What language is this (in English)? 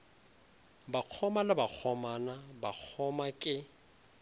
Northern Sotho